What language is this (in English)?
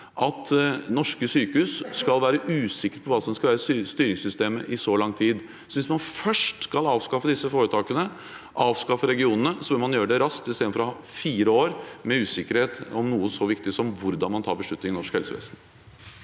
Norwegian